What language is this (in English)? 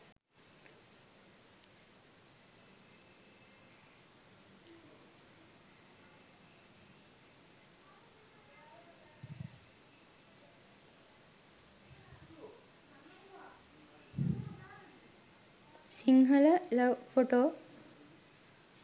Sinhala